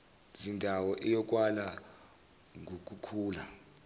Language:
Zulu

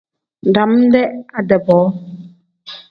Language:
Tem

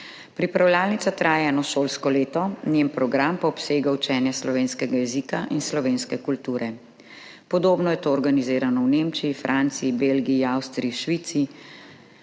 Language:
Slovenian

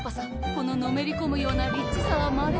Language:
Japanese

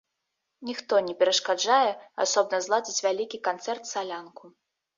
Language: Belarusian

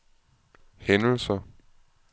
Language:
Danish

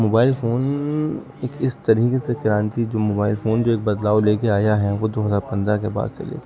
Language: Urdu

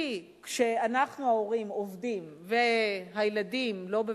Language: Hebrew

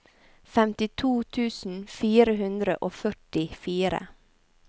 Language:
Norwegian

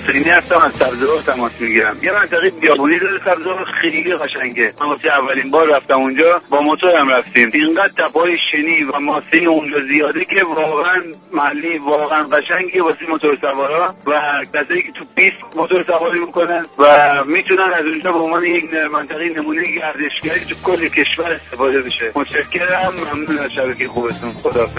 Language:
Persian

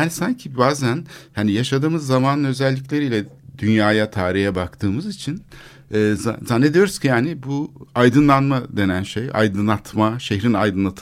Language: Turkish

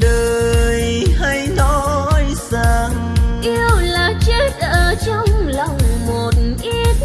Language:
Vietnamese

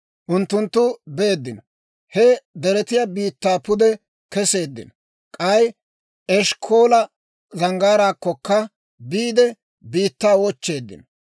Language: Dawro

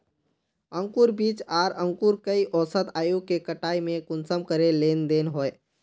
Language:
Magahi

